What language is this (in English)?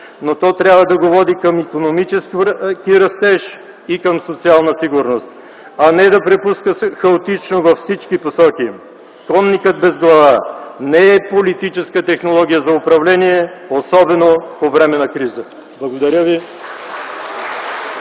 Bulgarian